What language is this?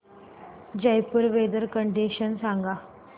Marathi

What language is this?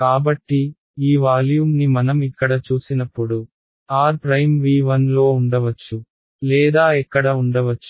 Telugu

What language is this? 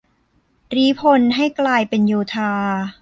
Thai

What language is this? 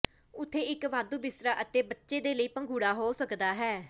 Punjabi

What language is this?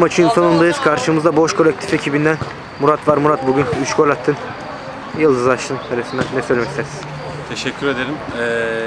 Turkish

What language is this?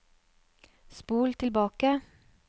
Norwegian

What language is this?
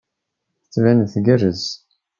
Kabyle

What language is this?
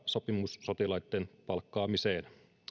Finnish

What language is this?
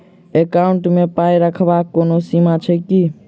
Maithili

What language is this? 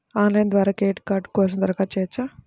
Telugu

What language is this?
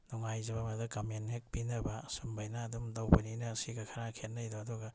Manipuri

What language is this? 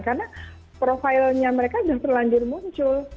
Indonesian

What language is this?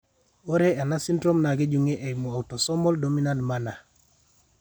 Masai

